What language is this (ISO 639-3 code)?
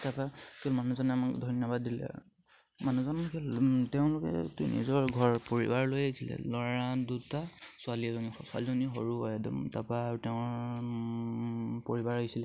asm